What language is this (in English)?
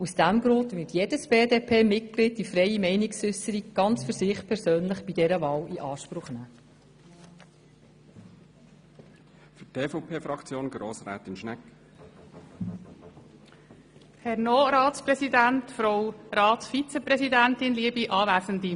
Swiss German